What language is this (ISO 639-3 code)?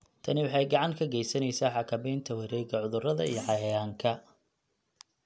som